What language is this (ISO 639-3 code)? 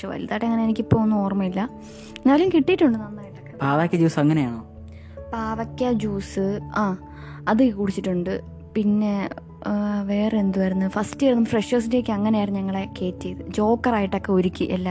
mal